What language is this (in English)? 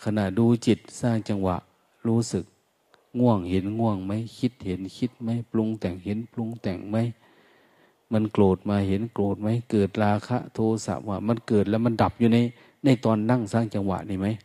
Thai